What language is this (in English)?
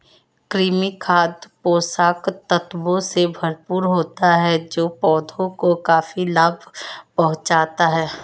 Hindi